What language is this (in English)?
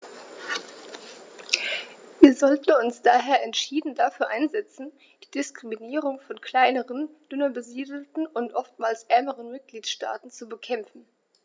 German